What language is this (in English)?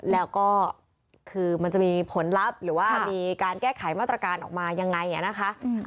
Thai